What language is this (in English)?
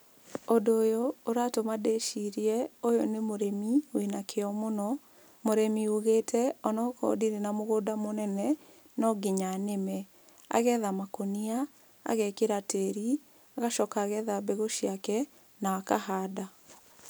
Kikuyu